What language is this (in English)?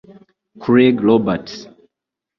Kinyarwanda